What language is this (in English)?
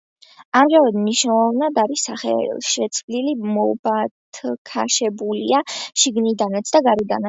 Georgian